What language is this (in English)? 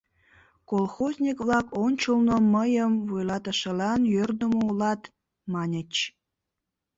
Mari